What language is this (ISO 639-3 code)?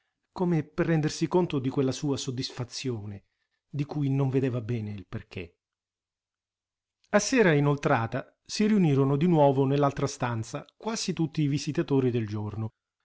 ita